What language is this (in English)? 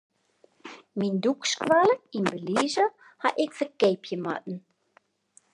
Western Frisian